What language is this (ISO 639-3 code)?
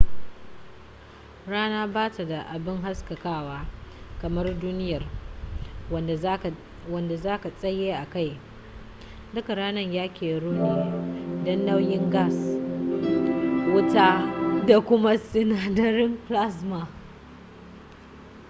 hau